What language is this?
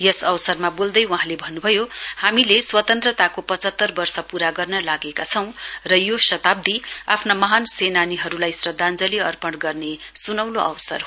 Nepali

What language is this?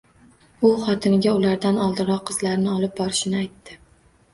Uzbek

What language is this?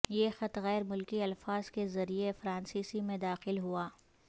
Urdu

